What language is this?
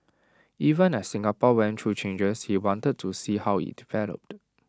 English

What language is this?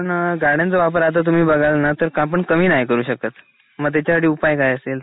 Marathi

